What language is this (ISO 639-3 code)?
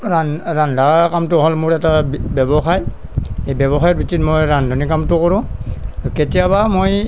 asm